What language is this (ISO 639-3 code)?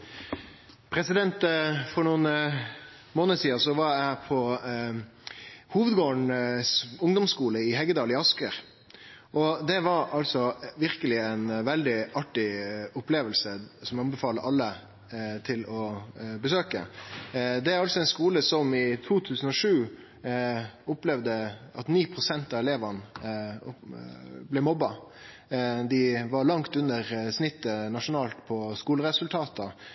nor